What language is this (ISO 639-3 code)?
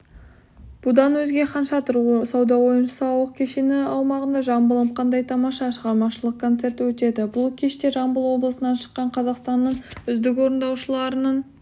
kaz